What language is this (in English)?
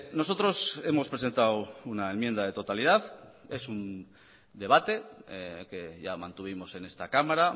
Spanish